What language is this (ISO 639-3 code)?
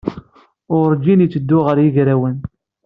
kab